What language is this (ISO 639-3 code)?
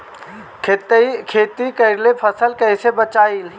bho